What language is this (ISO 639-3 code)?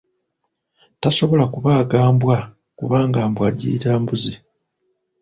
lug